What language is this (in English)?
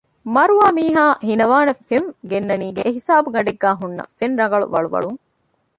Divehi